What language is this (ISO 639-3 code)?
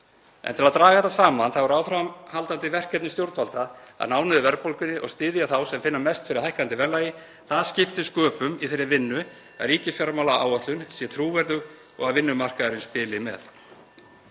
isl